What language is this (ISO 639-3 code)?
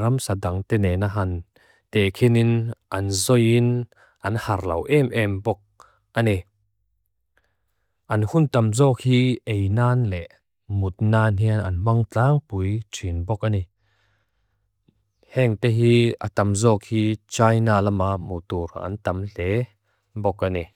lus